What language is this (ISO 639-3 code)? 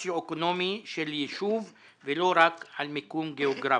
heb